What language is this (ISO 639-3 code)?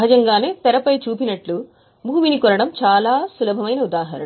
tel